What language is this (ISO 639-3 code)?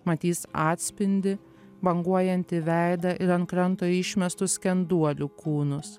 lit